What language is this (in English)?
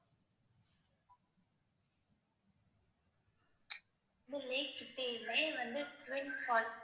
Tamil